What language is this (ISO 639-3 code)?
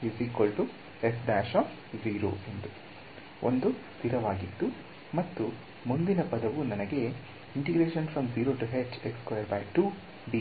kan